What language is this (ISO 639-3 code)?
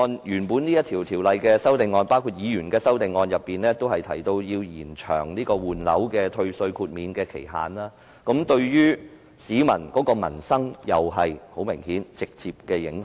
yue